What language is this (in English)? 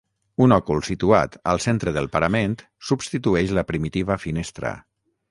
Catalan